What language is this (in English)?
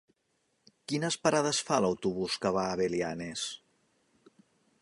Catalan